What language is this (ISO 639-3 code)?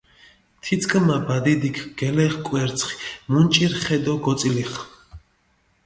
xmf